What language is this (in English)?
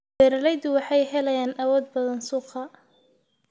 Somali